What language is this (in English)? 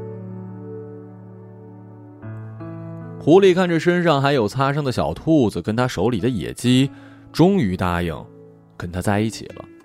Chinese